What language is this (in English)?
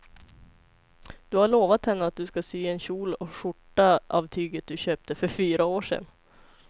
Swedish